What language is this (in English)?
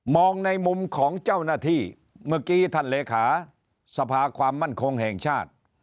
Thai